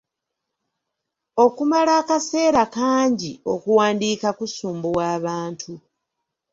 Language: Ganda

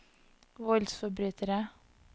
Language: Norwegian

